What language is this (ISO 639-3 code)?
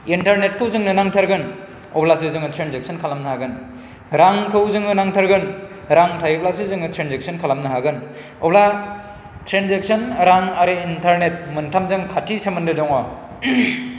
brx